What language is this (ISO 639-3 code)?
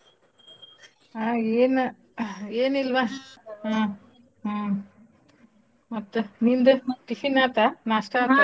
kan